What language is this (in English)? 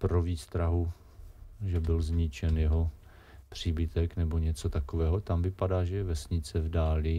Czech